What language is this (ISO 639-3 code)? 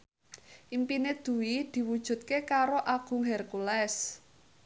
jav